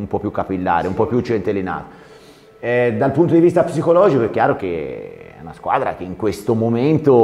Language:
Italian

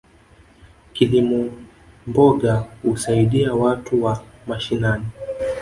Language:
Swahili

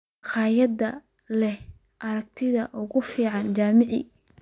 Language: Somali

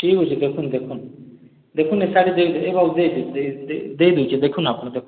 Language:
Odia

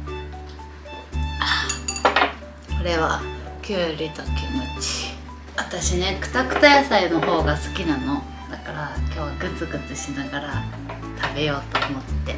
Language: Japanese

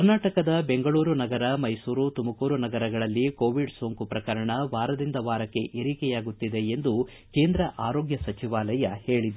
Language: Kannada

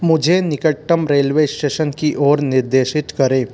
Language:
Hindi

